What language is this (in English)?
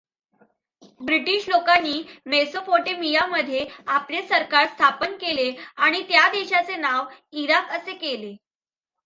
Marathi